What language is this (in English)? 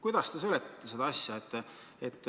Estonian